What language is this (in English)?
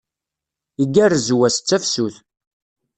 Kabyle